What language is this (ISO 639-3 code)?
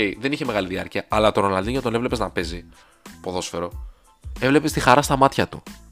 ell